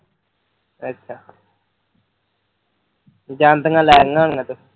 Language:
Punjabi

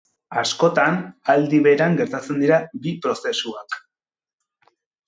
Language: Basque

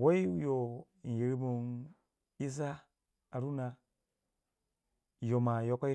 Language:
Waja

